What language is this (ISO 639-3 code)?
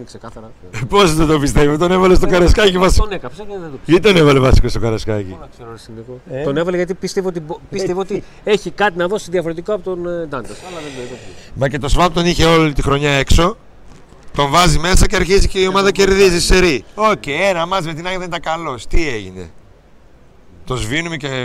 ell